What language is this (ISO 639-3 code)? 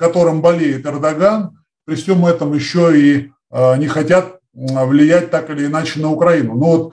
rus